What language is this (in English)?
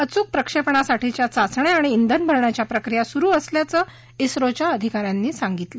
Marathi